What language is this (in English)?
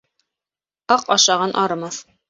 Bashkir